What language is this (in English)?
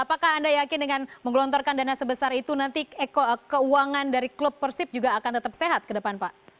Indonesian